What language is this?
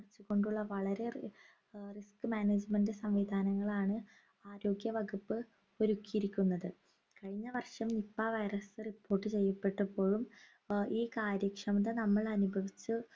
Malayalam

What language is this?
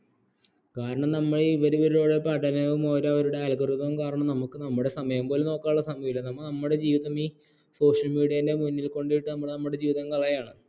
Malayalam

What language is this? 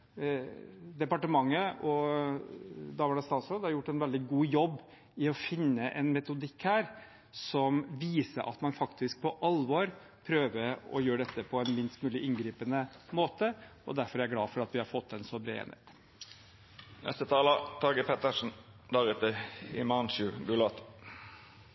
Norwegian Bokmål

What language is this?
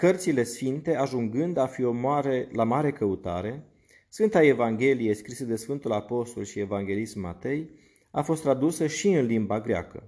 Romanian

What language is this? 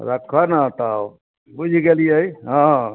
Maithili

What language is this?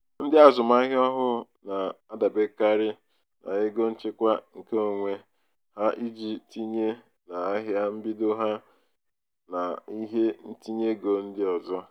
Igbo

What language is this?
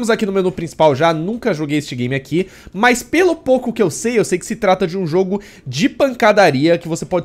Portuguese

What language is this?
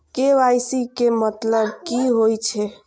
Maithili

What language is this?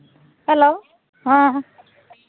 Santali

